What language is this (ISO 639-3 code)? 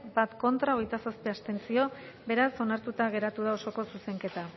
eus